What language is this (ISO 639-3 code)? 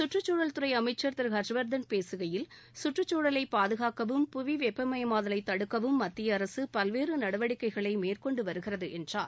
tam